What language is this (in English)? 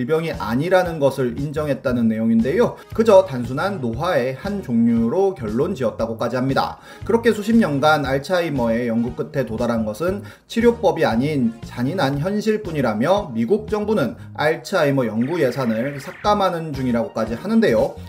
Korean